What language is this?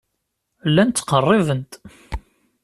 Kabyle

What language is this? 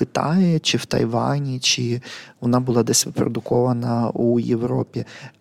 Ukrainian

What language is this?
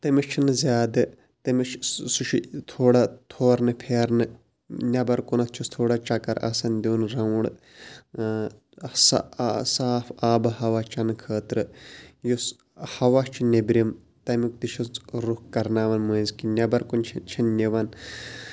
Kashmiri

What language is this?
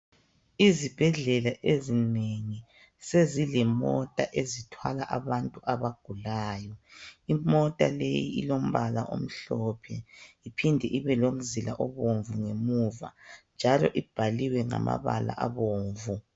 North Ndebele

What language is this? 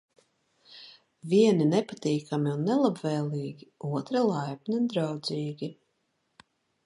Latvian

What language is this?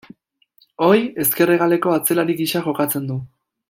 Basque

